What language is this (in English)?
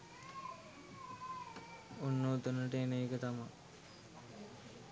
Sinhala